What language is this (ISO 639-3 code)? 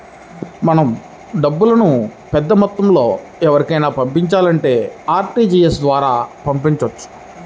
tel